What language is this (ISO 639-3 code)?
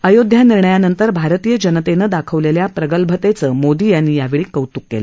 mar